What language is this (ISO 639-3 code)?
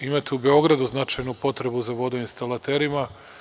srp